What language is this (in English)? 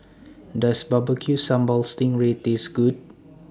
English